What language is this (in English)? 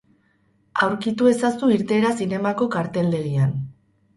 Basque